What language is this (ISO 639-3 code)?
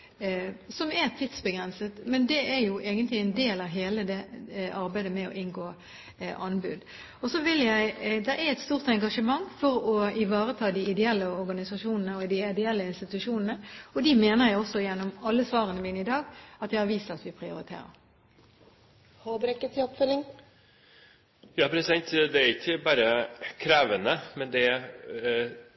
nob